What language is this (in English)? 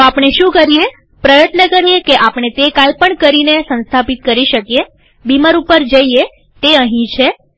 Gujarati